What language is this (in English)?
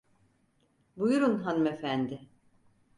Turkish